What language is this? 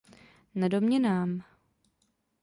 Czech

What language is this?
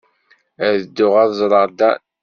Kabyle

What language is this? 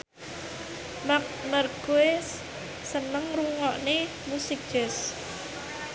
Javanese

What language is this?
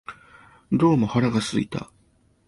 Japanese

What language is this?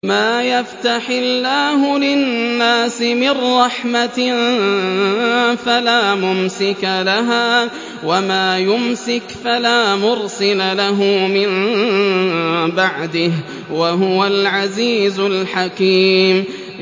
Arabic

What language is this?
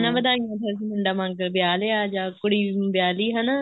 Punjabi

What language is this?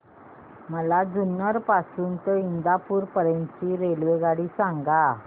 Marathi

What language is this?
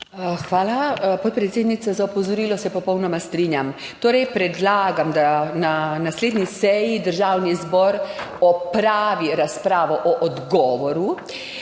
Slovenian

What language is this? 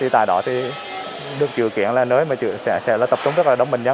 Vietnamese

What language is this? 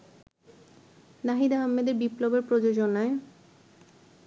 Bangla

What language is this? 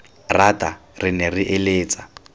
Tswana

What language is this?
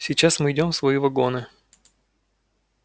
Russian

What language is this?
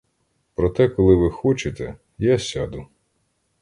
Ukrainian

